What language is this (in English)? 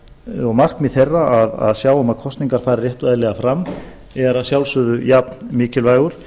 Icelandic